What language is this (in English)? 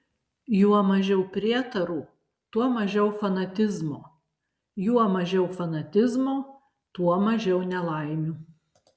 Lithuanian